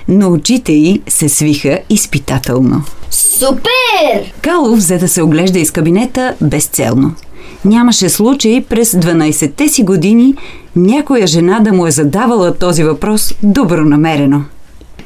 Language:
Bulgarian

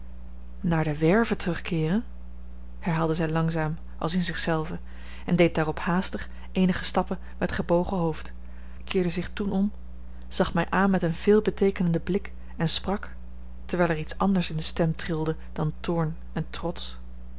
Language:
Dutch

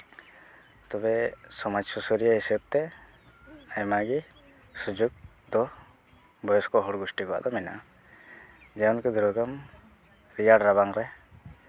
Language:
Santali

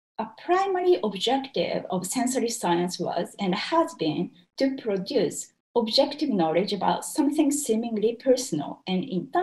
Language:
English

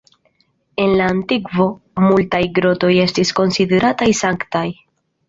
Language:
Esperanto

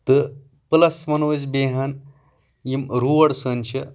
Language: Kashmiri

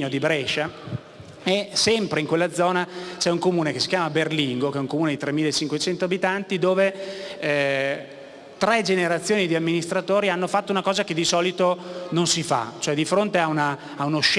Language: Italian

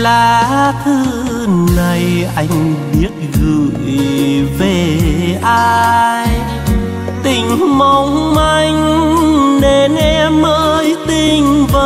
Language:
Vietnamese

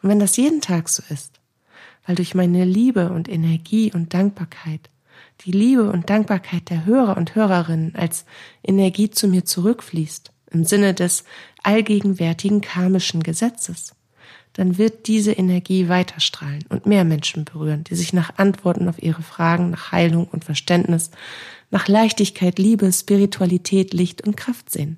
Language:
German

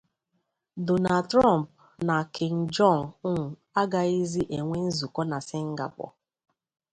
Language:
Igbo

